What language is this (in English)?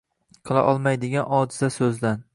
Uzbek